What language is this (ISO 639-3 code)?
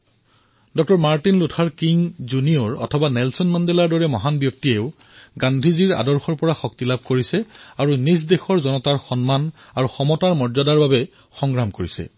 asm